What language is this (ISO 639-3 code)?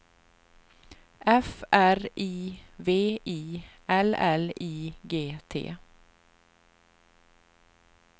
swe